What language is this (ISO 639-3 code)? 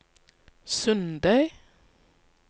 nor